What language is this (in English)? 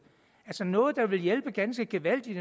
Danish